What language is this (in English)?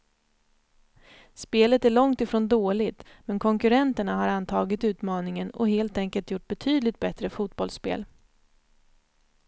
Swedish